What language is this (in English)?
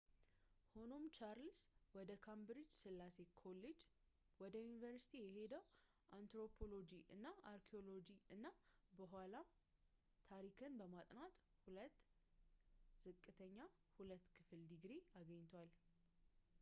Amharic